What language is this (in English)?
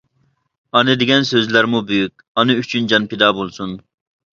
Uyghur